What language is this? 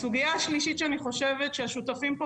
Hebrew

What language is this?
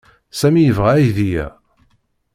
Kabyle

